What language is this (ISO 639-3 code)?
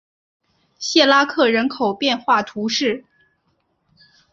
zho